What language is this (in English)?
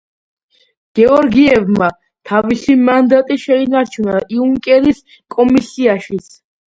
Georgian